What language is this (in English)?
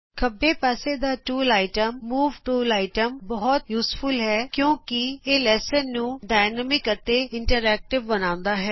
Punjabi